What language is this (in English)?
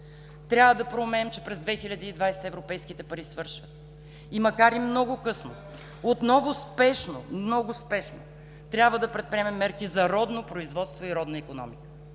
Bulgarian